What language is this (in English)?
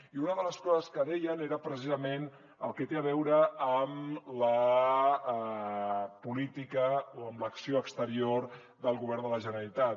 Catalan